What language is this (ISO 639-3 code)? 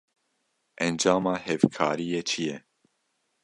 kur